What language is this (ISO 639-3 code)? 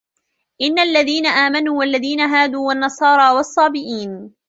ara